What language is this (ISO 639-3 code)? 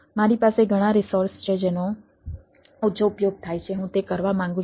guj